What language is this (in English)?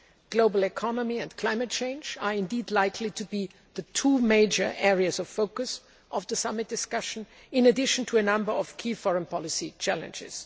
English